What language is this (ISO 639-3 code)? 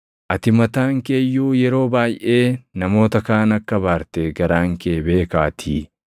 orm